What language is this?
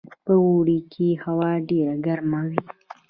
Pashto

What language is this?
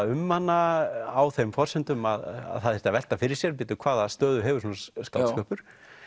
Icelandic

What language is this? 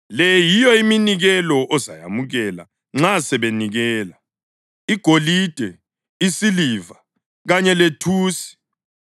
North Ndebele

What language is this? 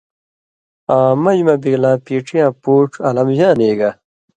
Indus Kohistani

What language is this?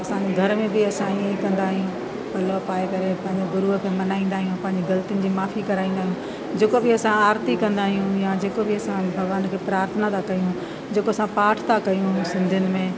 Sindhi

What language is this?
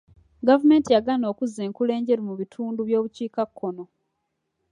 Ganda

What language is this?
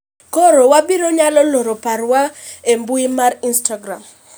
Luo (Kenya and Tanzania)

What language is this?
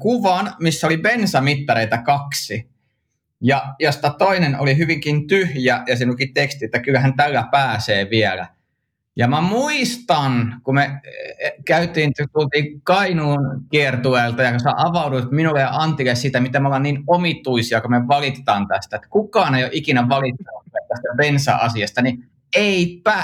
Finnish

